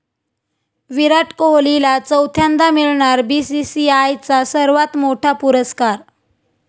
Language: Marathi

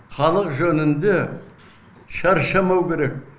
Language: Kazakh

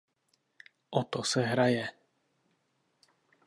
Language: Czech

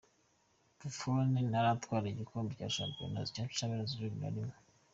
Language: Kinyarwanda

